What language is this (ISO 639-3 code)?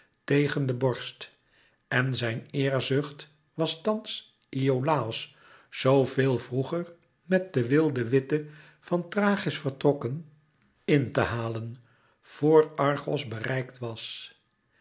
nld